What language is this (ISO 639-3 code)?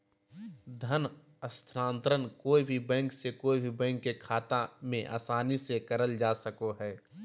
mag